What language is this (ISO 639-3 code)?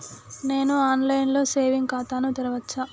tel